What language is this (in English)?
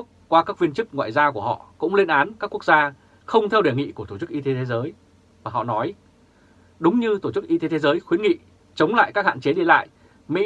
Vietnamese